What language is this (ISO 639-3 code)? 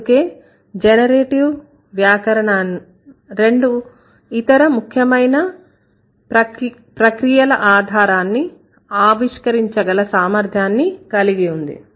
tel